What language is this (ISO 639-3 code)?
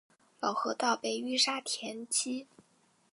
zho